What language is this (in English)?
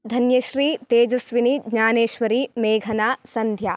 Sanskrit